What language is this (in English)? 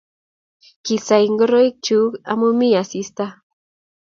Kalenjin